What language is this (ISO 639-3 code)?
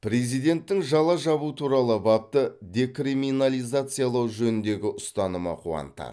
kaz